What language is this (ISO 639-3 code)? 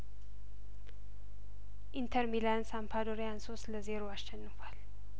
amh